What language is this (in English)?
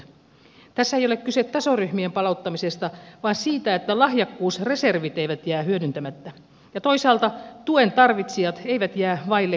Finnish